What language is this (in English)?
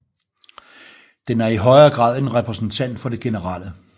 Danish